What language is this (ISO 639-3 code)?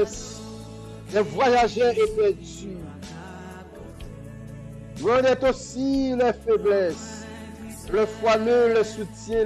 fra